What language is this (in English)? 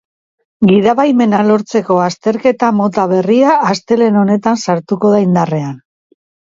Basque